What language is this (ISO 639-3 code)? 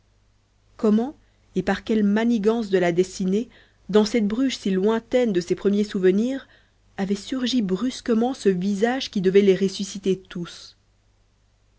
fra